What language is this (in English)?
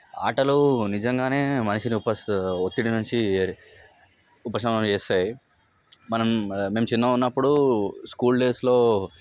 Telugu